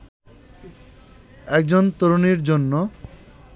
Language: Bangla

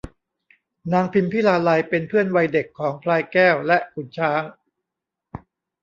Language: Thai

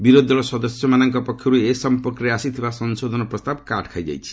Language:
Odia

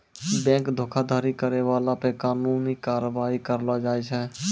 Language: Maithili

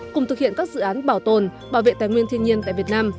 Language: Vietnamese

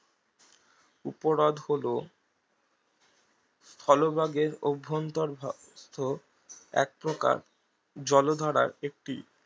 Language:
Bangla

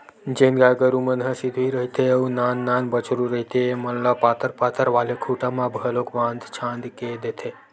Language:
Chhattisgarhi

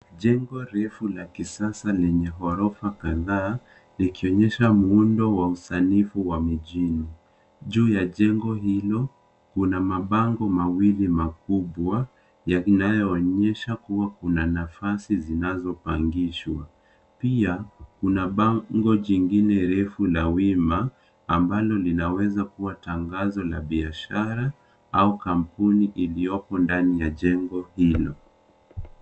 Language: Swahili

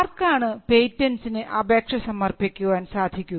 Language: Malayalam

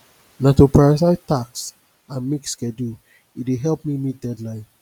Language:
Nigerian Pidgin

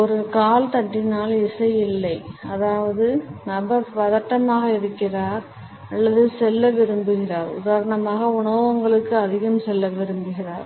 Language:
Tamil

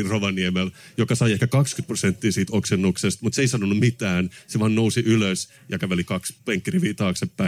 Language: Finnish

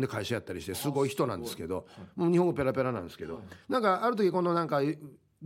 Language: Japanese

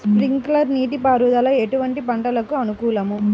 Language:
Telugu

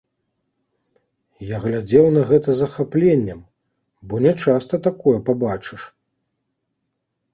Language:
Belarusian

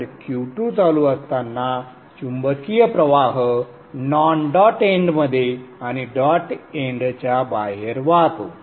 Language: Marathi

